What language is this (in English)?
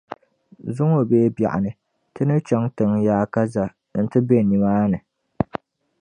Dagbani